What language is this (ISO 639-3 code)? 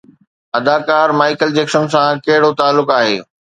snd